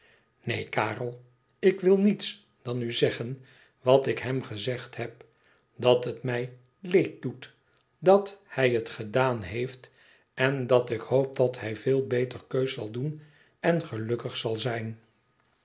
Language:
Dutch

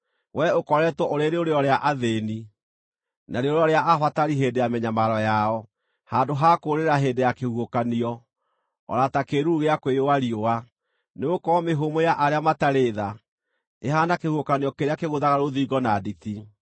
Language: Kikuyu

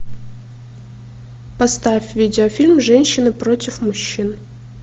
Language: Russian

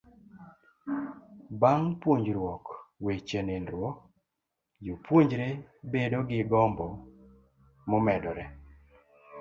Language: Luo (Kenya and Tanzania)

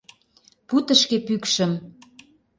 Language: Mari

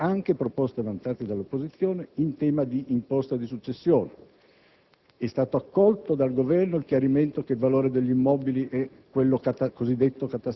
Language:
Italian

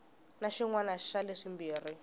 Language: Tsonga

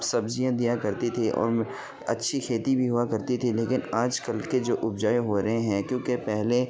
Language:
Urdu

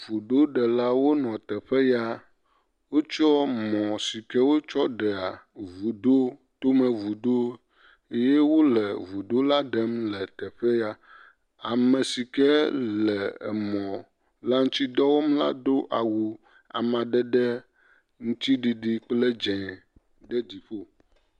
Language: Ewe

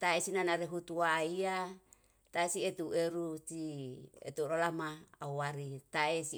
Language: Yalahatan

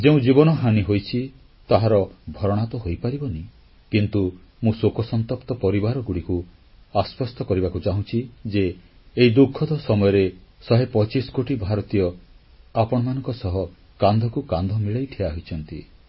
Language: Odia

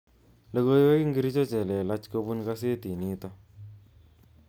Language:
Kalenjin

